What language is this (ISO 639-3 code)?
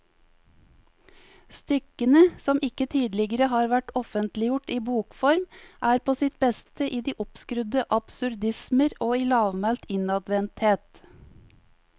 nor